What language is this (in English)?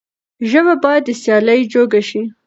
Pashto